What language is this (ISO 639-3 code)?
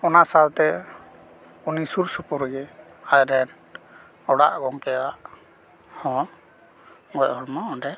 sat